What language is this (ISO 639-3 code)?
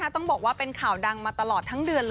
tha